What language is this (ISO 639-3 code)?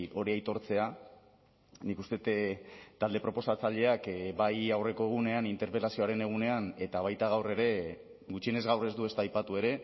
eus